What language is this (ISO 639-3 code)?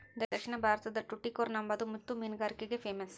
kan